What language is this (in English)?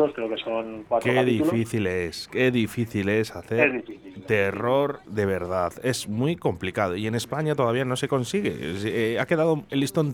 Spanish